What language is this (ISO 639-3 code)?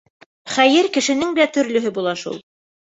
bak